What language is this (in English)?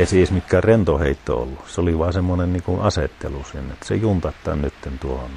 Finnish